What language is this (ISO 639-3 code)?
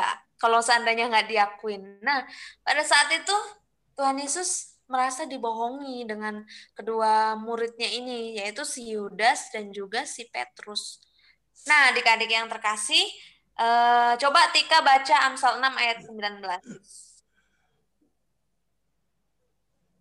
ind